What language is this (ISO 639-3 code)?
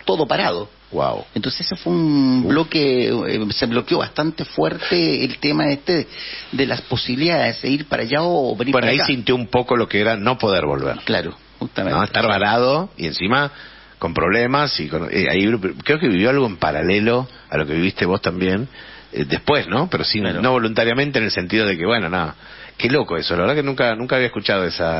spa